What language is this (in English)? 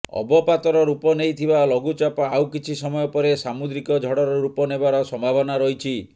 Odia